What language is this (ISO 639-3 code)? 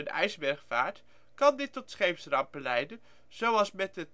nld